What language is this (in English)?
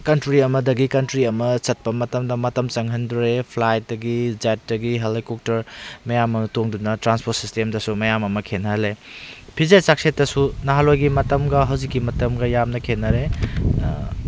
Manipuri